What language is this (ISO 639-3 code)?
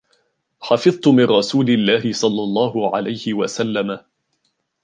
ara